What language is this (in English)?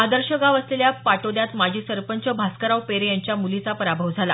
Marathi